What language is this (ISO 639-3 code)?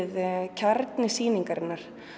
isl